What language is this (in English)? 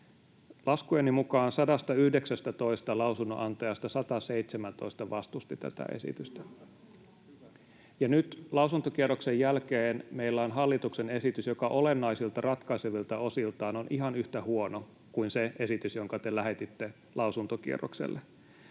Finnish